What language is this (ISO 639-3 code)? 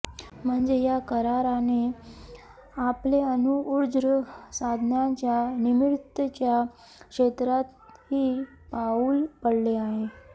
mar